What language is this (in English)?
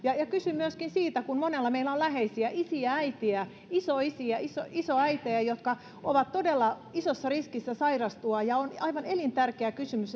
Finnish